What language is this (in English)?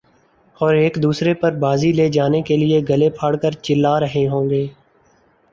Urdu